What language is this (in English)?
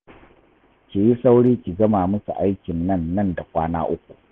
Hausa